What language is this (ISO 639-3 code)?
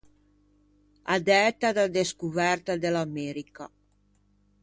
lij